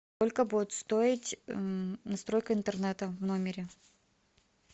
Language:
Russian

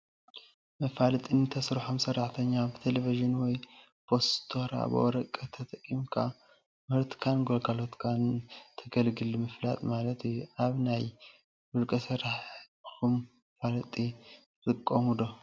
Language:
Tigrinya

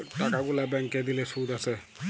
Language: Bangla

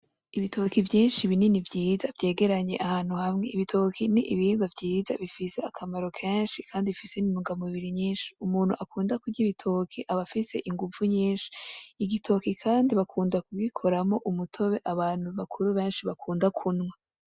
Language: Rundi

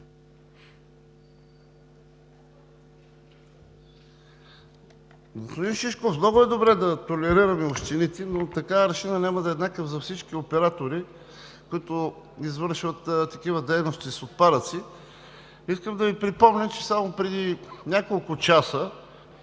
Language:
Bulgarian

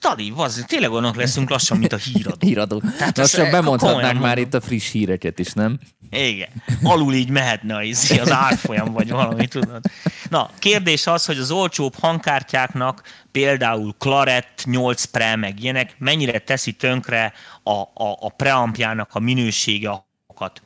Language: Hungarian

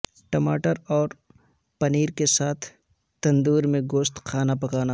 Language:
Urdu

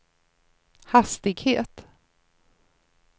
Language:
Swedish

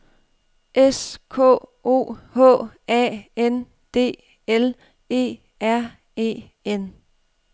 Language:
Danish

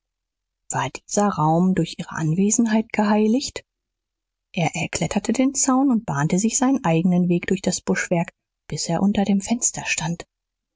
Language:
German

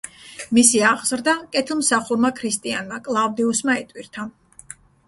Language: Georgian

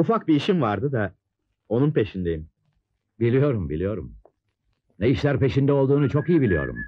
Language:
Turkish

